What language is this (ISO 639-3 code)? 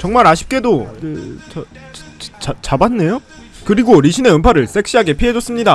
kor